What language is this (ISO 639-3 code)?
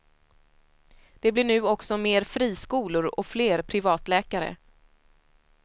swe